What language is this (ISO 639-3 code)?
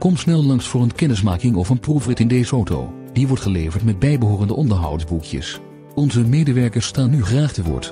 nld